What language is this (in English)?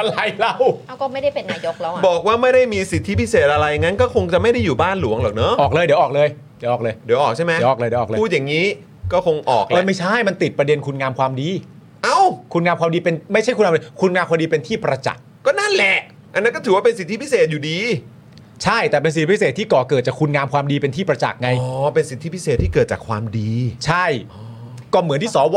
Thai